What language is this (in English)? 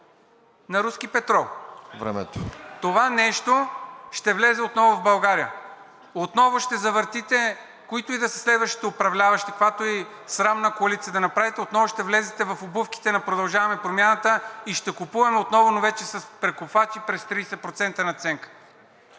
Bulgarian